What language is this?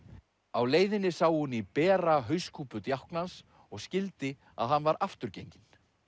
Icelandic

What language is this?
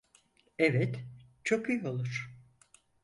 Turkish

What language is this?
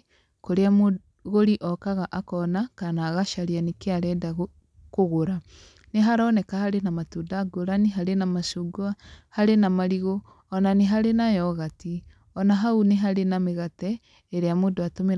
Kikuyu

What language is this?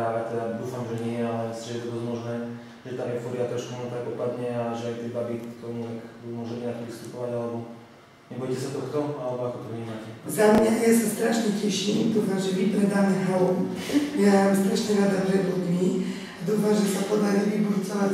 Czech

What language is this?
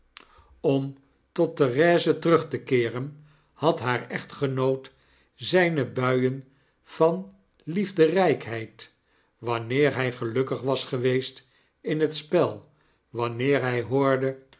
Dutch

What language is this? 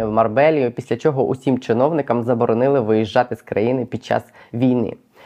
Ukrainian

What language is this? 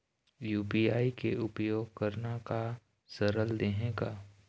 Chhattisgarhi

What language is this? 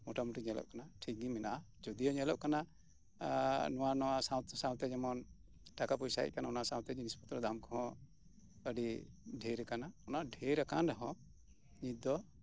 Santali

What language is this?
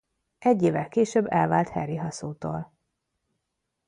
Hungarian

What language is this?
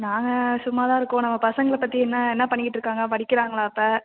Tamil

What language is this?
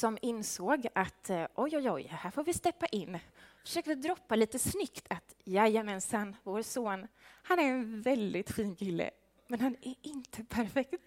Swedish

